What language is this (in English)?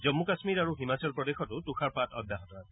Assamese